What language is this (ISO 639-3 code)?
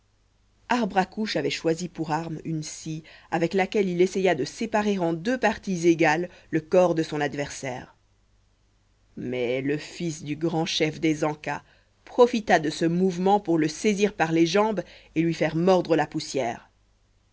fra